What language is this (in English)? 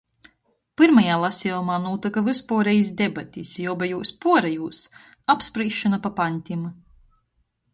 Latgalian